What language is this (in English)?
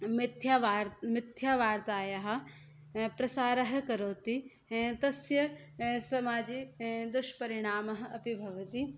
Sanskrit